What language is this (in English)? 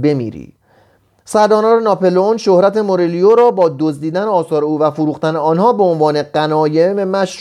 Persian